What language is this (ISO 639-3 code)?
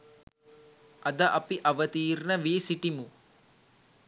sin